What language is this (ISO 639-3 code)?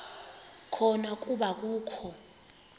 xho